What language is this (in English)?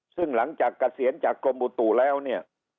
Thai